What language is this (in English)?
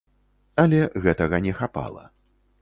Belarusian